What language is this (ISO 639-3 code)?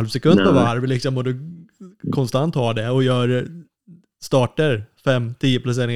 swe